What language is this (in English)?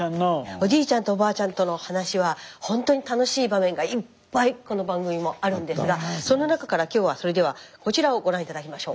Japanese